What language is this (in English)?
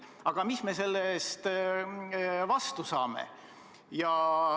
Estonian